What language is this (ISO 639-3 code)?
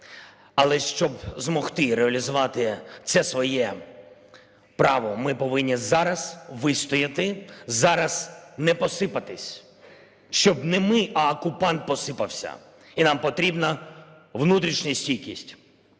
ukr